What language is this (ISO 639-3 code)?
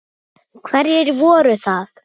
isl